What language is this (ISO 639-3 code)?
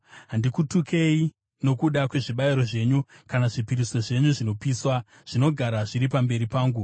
sna